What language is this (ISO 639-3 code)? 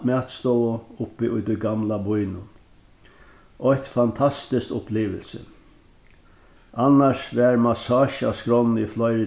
fao